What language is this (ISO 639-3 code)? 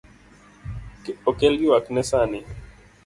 luo